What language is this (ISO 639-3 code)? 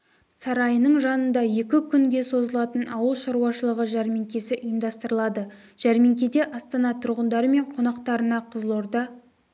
kaz